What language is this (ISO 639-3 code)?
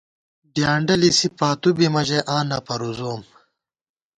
gwt